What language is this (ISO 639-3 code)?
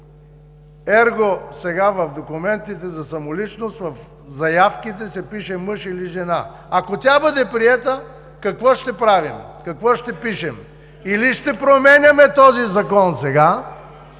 bul